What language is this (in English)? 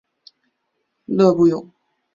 Chinese